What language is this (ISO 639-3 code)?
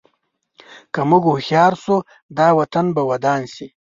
pus